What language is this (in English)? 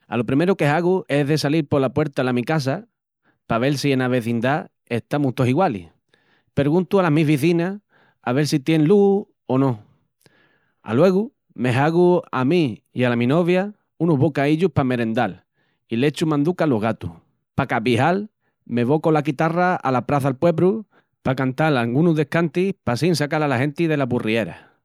Extremaduran